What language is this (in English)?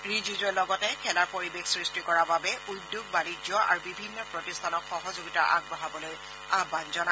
Assamese